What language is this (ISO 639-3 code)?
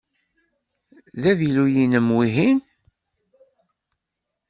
kab